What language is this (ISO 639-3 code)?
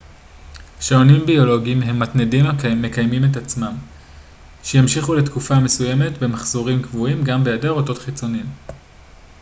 heb